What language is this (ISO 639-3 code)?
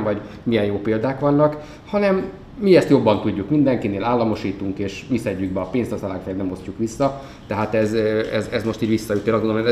hun